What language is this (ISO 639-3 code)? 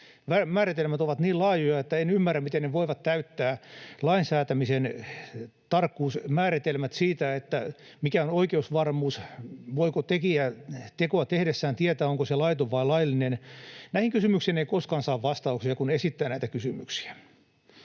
fin